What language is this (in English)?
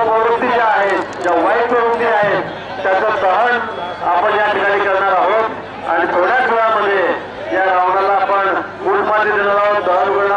Arabic